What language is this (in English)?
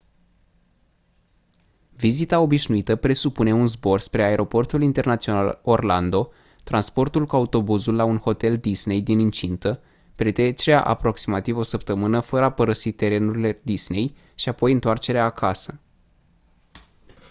Romanian